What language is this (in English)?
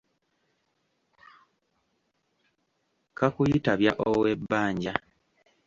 Ganda